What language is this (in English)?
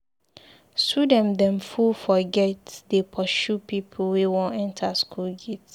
Nigerian Pidgin